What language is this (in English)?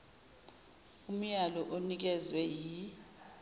Zulu